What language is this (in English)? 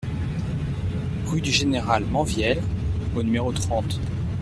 French